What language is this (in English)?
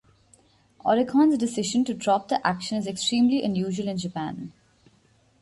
English